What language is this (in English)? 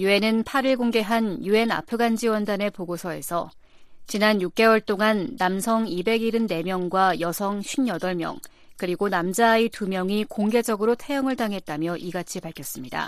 Korean